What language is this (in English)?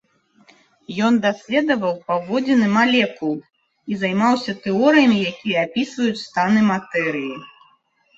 Belarusian